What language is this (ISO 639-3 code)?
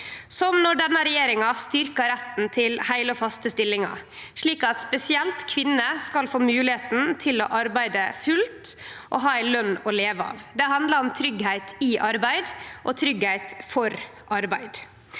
nor